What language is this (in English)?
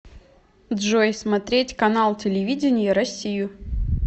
Russian